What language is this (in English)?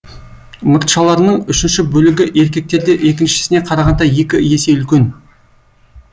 Kazakh